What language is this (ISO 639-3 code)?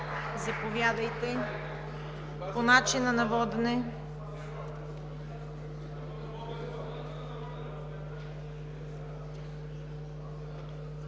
bul